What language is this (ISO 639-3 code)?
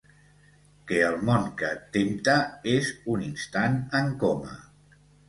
cat